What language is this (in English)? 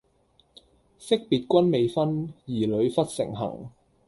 Cantonese